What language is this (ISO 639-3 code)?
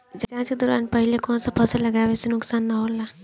bho